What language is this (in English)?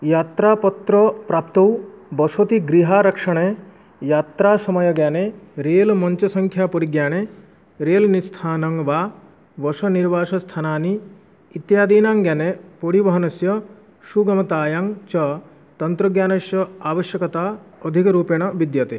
Sanskrit